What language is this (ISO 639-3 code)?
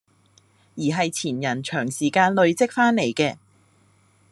yue